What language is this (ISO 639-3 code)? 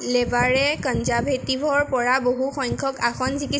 asm